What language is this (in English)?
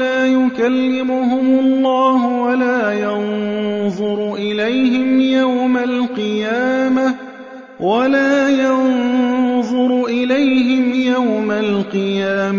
Arabic